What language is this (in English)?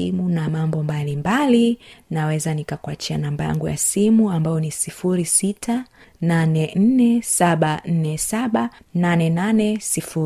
Swahili